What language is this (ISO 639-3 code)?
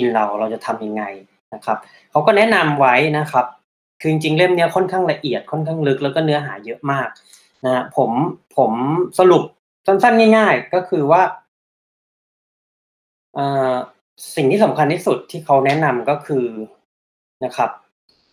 tha